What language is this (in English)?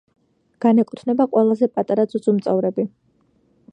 Georgian